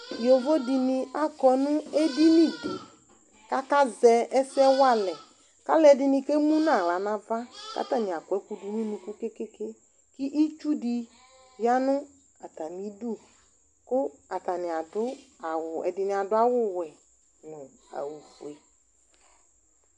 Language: Ikposo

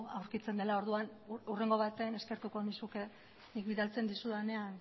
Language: Basque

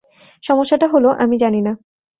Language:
Bangla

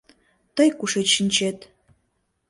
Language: Mari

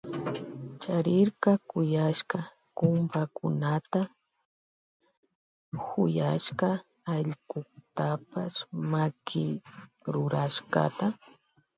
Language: Loja Highland Quichua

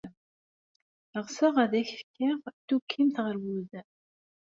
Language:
Kabyle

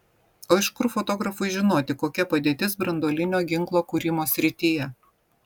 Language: Lithuanian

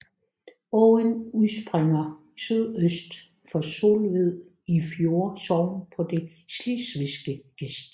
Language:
Danish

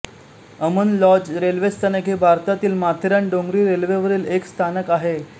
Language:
Marathi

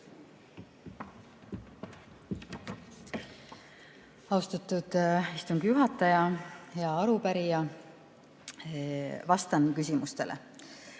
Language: Estonian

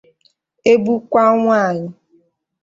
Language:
Igbo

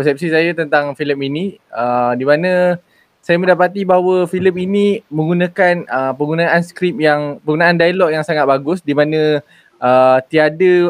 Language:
Malay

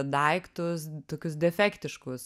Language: Lithuanian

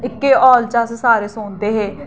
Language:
Dogri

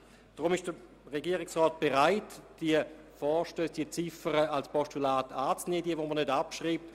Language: Swiss German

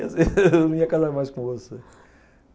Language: Portuguese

